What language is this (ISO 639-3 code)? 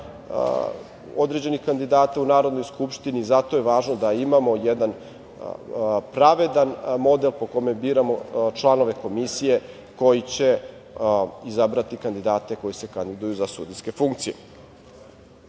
srp